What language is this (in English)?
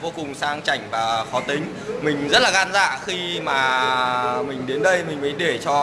Vietnamese